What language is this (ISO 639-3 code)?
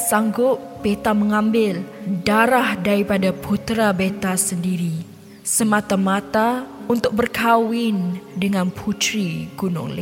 msa